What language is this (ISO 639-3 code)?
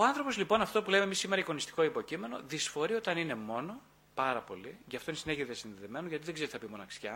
ell